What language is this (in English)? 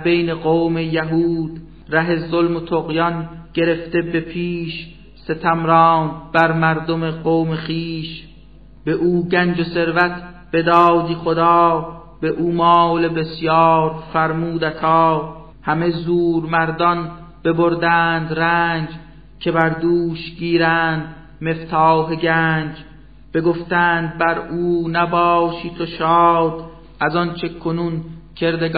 Persian